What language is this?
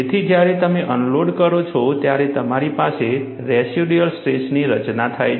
Gujarati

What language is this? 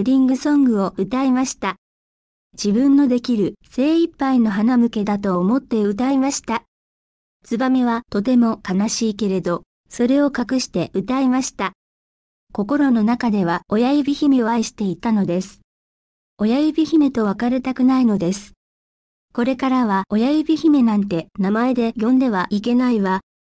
Japanese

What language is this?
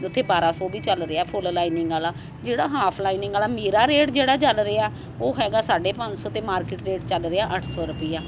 Punjabi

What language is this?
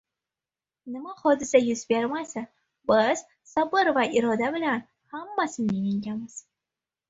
Uzbek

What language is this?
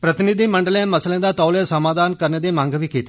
Dogri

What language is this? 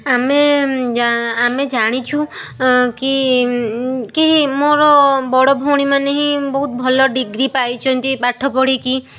Odia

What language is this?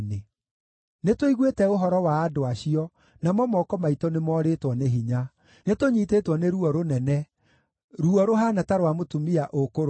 Kikuyu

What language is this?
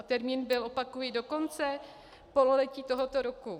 Czech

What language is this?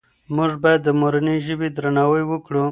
Pashto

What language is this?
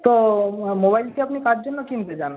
Bangla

